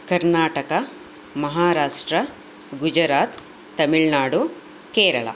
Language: Sanskrit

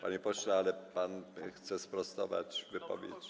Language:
Polish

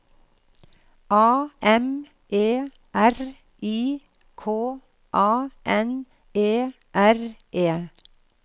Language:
Norwegian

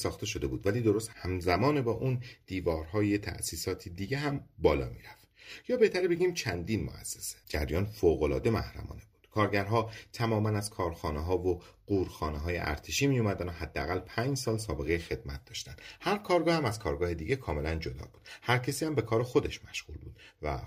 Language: Persian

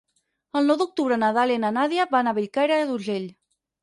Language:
Catalan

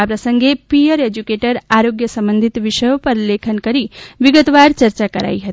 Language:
Gujarati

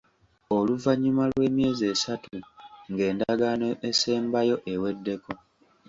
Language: Ganda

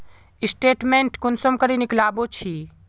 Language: Magahi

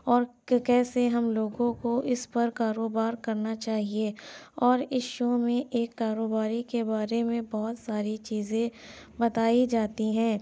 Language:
Urdu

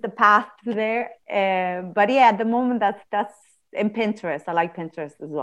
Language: English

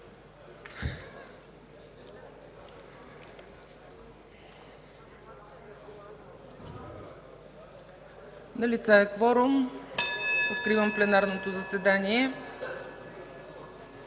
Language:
Bulgarian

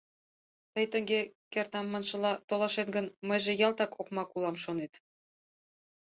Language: Mari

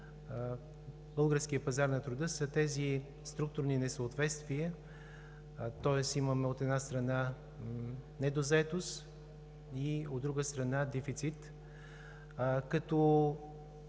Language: Bulgarian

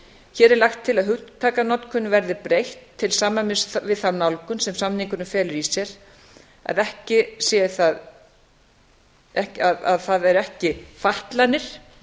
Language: Icelandic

